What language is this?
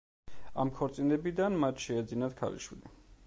Georgian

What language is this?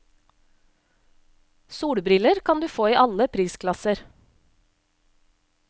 Norwegian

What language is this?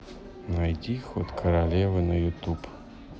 Russian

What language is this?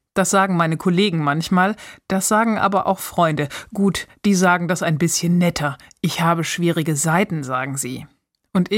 German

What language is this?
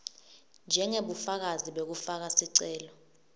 Swati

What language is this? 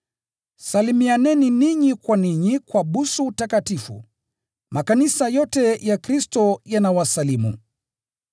Swahili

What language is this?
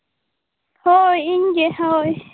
Santali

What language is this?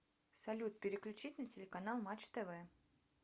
Russian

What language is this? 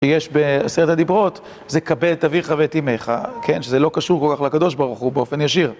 Hebrew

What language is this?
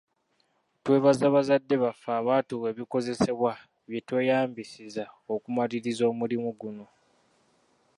Ganda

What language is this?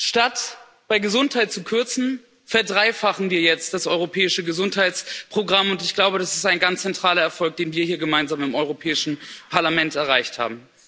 German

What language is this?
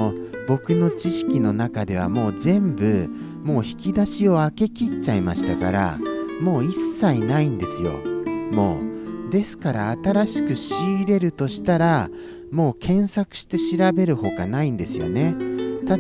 Japanese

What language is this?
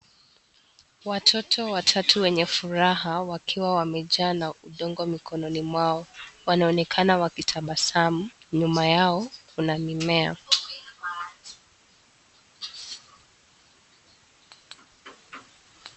Swahili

